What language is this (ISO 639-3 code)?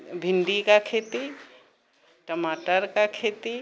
mai